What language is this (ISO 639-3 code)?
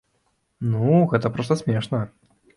bel